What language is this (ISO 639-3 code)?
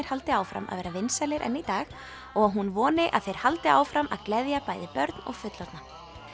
isl